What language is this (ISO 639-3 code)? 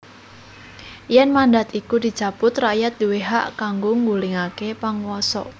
jav